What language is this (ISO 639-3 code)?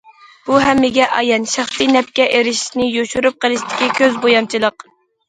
uig